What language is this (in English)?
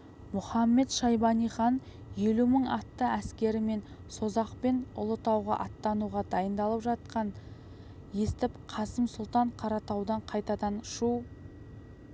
Kazakh